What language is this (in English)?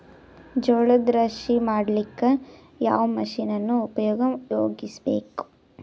Kannada